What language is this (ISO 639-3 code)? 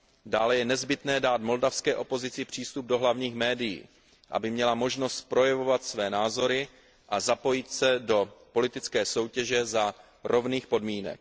ces